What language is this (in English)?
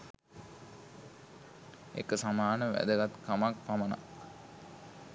Sinhala